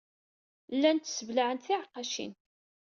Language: Kabyle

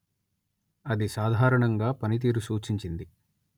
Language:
Telugu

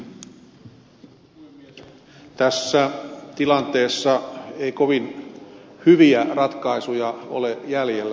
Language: Finnish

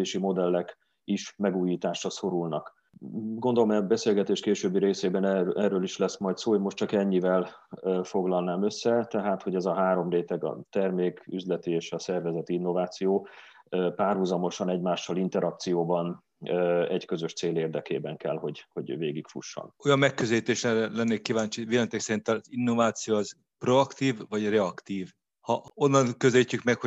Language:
Hungarian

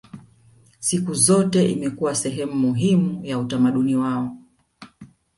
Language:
Swahili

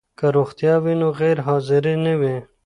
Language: Pashto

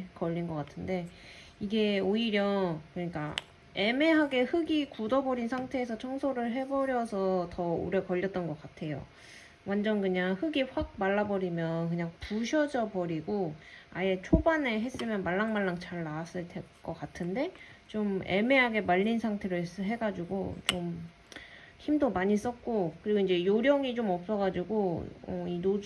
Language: Korean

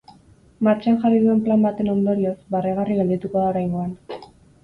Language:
Basque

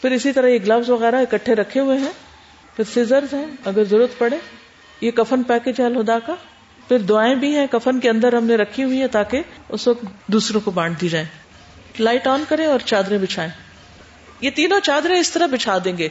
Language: Urdu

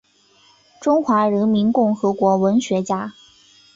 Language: Chinese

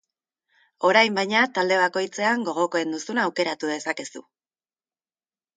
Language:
Basque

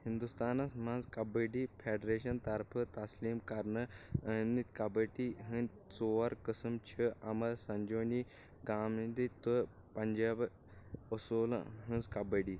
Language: Kashmiri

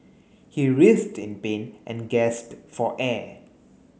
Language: English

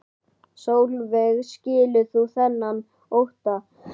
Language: Icelandic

